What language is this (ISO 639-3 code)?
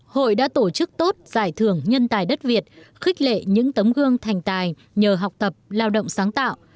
vie